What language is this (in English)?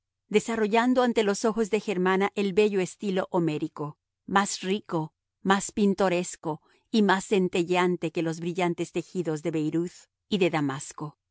Spanish